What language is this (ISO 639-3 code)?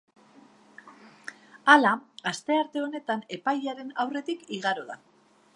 eus